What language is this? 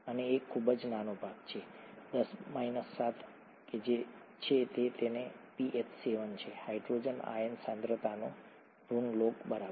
Gujarati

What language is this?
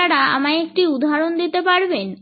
Bangla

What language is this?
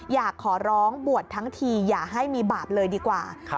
Thai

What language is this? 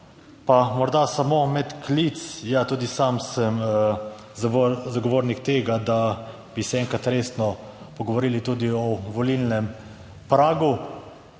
Slovenian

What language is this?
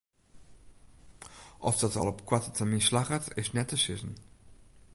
Western Frisian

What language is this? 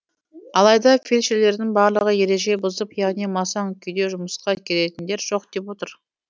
Kazakh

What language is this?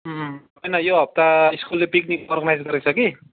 Nepali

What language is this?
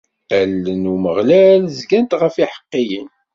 Kabyle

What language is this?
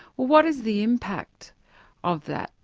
English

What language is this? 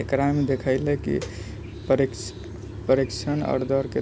Maithili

